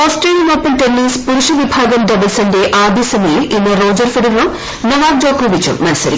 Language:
Malayalam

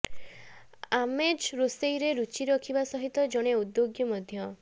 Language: Odia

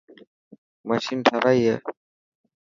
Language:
Dhatki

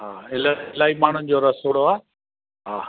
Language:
Sindhi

